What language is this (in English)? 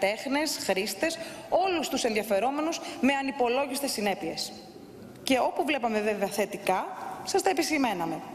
Greek